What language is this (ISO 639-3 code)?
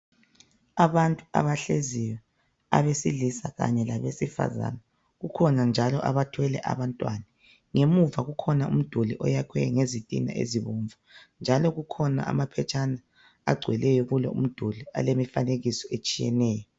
nde